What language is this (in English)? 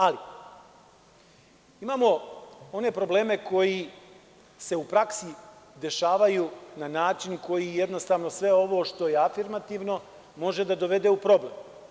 Serbian